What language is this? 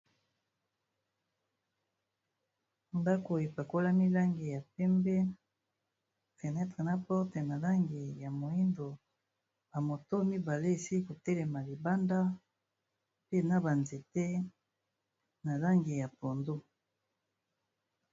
Lingala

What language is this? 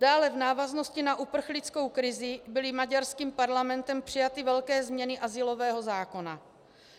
Czech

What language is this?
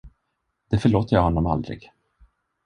Swedish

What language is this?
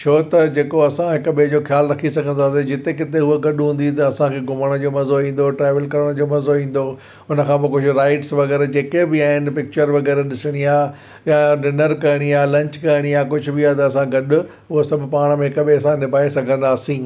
Sindhi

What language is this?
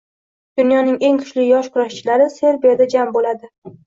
Uzbek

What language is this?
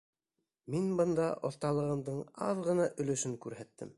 Bashkir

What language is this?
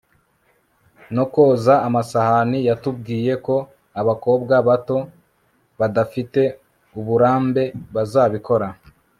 Kinyarwanda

